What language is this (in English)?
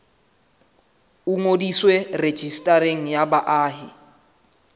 Southern Sotho